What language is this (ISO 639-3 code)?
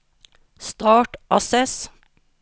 nor